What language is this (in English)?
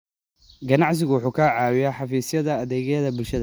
Somali